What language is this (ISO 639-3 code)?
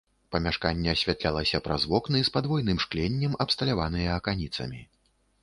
bel